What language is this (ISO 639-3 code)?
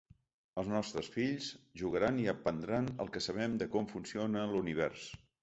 cat